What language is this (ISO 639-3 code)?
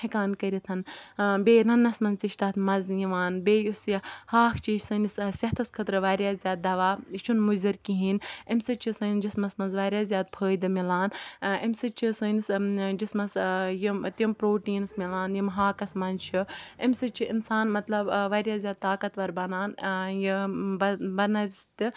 kas